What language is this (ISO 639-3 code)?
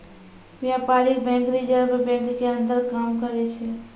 mai